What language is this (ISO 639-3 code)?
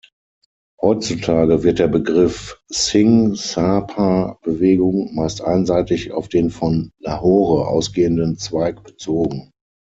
deu